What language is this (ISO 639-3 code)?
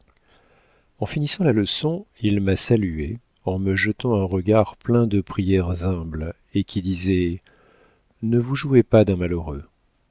fra